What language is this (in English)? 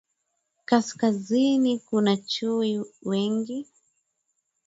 Swahili